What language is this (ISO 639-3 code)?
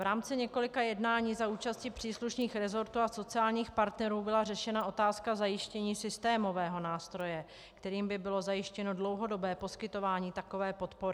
ces